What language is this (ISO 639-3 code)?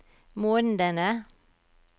nor